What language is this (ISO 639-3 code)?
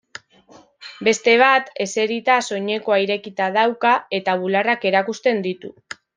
eus